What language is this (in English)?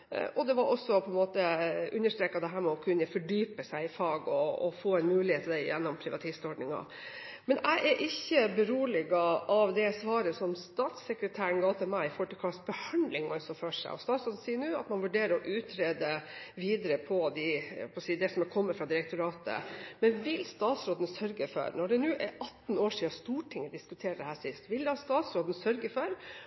Norwegian Bokmål